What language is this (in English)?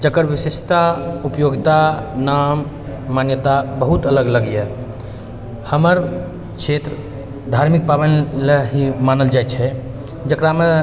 Maithili